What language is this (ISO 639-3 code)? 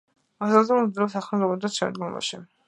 kat